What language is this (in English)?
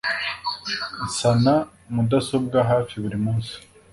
Kinyarwanda